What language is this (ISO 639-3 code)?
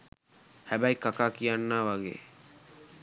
sin